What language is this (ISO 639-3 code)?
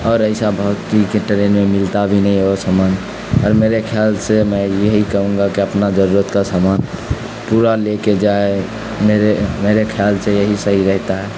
urd